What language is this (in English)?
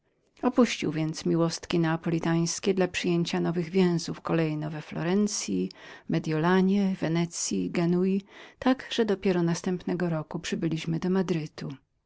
Polish